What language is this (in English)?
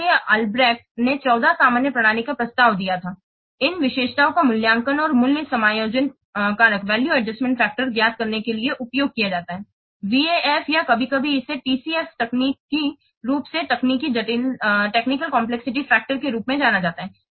Hindi